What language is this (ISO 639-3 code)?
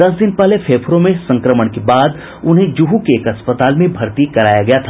hin